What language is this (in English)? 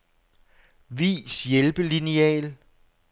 Danish